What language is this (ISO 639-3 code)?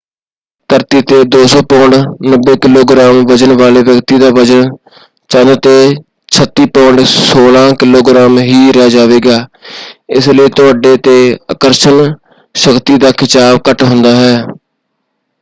pan